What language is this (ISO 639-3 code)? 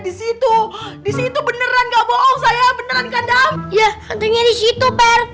ind